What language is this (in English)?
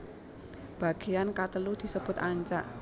Javanese